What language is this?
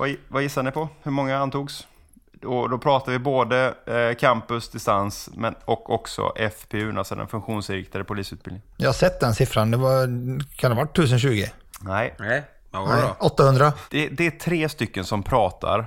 Swedish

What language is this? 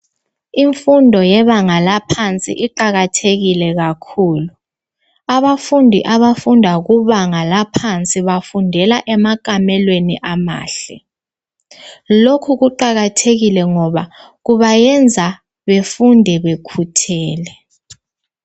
North Ndebele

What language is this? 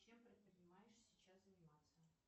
Russian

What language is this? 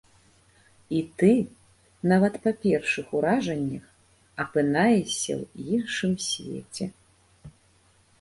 Belarusian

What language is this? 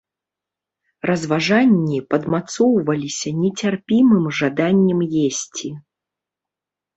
Belarusian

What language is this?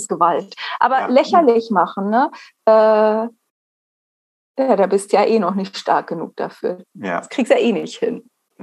German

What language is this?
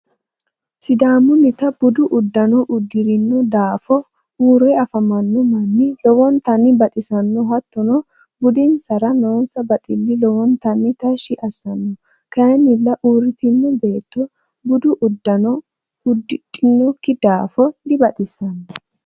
Sidamo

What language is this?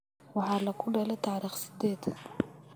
Somali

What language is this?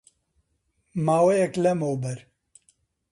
Central Kurdish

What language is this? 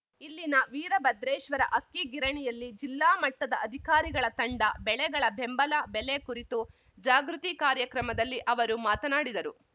Kannada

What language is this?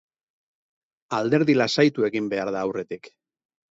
Basque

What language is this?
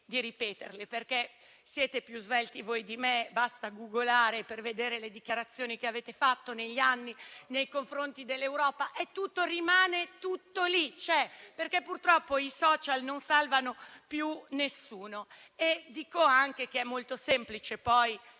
Italian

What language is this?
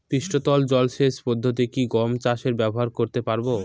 Bangla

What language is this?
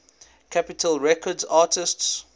English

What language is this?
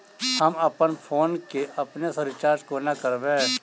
Maithili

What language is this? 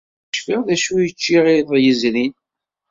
Kabyle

